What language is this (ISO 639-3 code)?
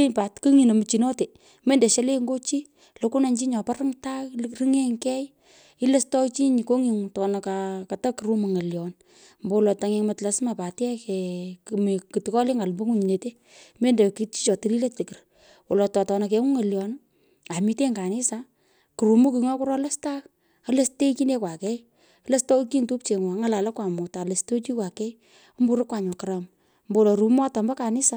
pko